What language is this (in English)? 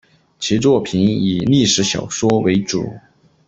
Chinese